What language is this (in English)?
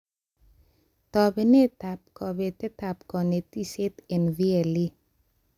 Kalenjin